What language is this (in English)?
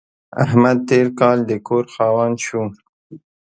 Pashto